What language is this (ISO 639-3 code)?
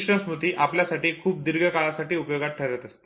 mar